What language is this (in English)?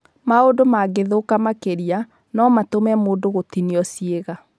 Kikuyu